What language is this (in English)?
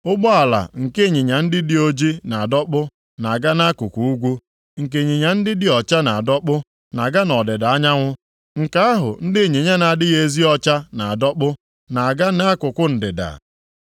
Igbo